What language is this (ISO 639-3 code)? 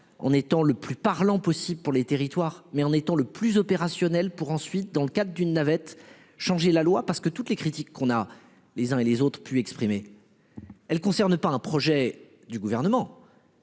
fra